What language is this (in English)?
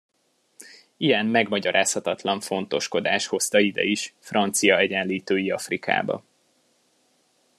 Hungarian